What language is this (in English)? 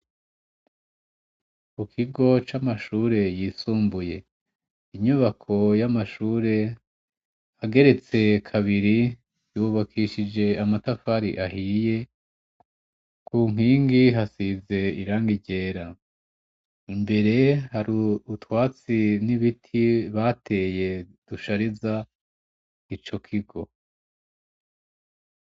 Rundi